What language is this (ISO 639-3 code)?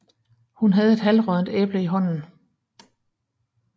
dan